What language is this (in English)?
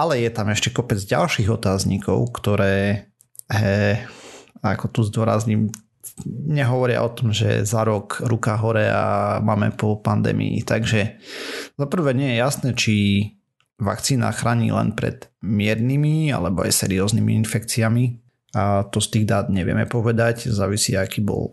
Slovak